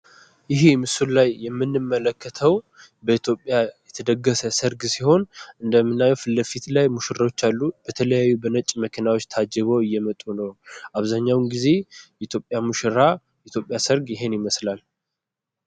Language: Amharic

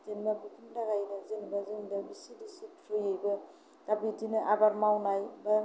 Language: Bodo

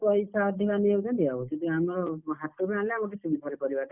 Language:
Odia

